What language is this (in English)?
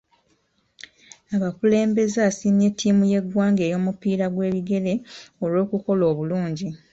Ganda